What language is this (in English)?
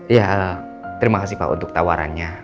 Indonesian